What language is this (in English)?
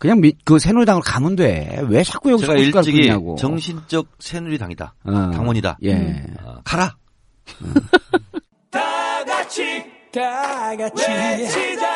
Korean